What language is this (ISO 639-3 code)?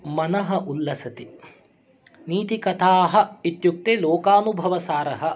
san